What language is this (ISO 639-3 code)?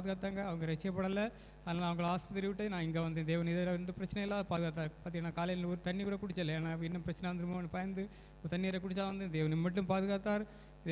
tam